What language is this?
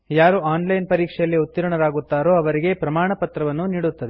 Kannada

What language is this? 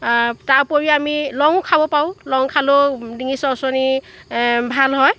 Assamese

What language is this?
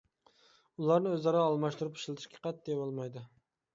Uyghur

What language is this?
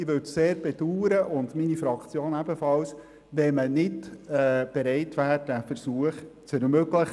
Swiss German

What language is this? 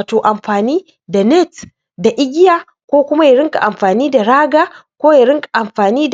Hausa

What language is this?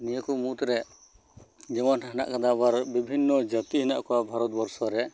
Santali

